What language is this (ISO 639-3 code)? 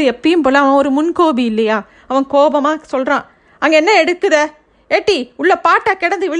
tam